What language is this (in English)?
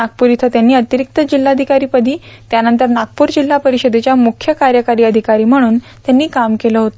Marathi